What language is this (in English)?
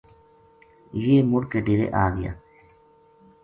Gujari